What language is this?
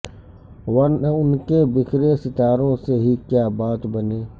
Urdu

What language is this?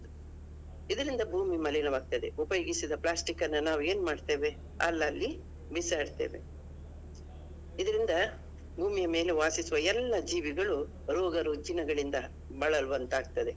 Kannada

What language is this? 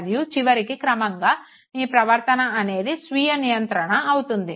Telugu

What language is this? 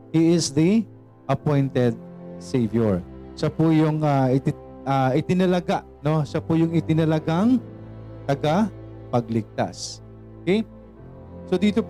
Filipino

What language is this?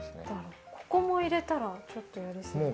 Japanese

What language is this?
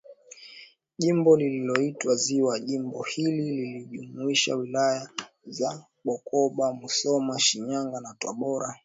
Swahili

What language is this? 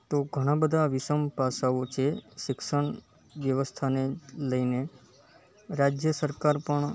Gujarati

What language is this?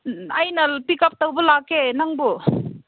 Manipuri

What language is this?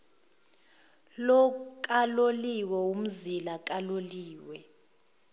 Zulu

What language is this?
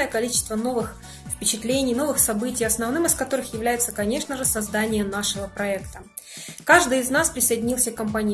Russian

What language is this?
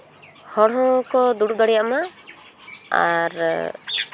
Santali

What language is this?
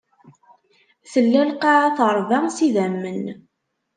Kabyle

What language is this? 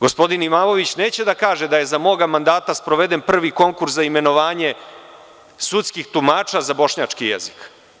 Serbian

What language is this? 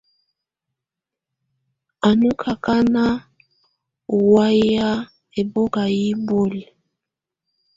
Tunen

